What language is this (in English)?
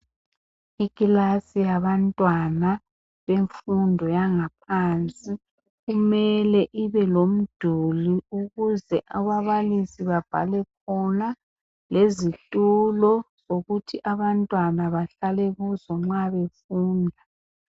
North Ndebele